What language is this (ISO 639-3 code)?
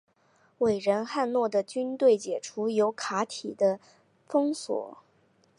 zho